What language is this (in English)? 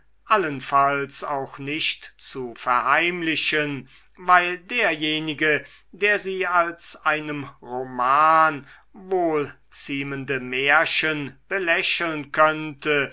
German